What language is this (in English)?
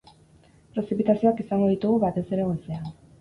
Basque